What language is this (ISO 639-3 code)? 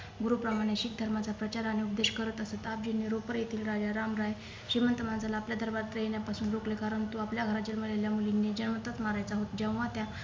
mar